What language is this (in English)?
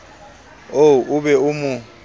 Southern Sotho